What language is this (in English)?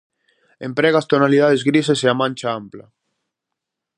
Galician